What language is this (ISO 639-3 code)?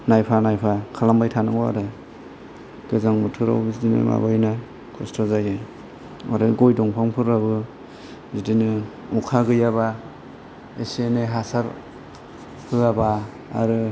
brx